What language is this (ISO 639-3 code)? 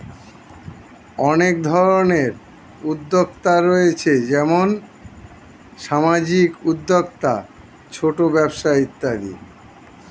ben